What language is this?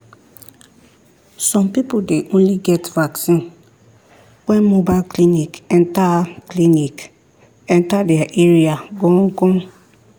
Nigerian Pidgin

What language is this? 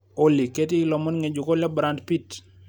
Masai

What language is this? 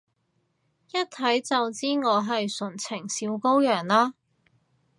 Cantonese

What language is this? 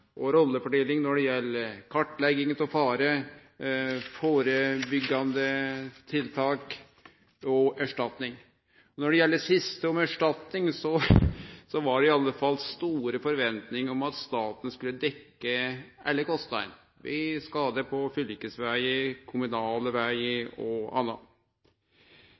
Norwegian Nynorsk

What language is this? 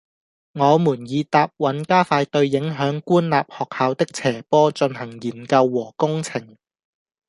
Cantonese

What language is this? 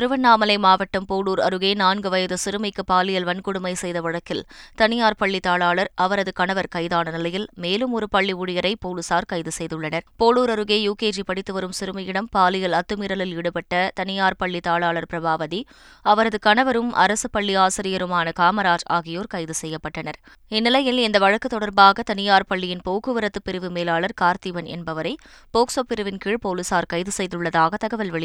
Tamil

